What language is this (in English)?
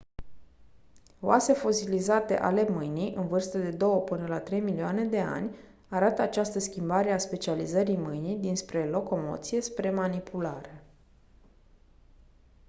Romanian